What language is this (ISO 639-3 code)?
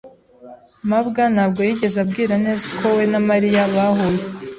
kin